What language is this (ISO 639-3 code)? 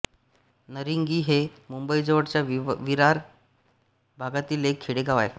mar